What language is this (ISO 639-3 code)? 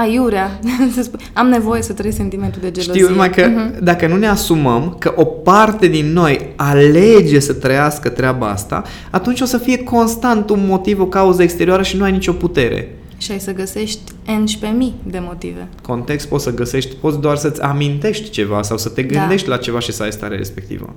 ron